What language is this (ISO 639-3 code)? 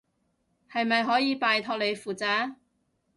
yue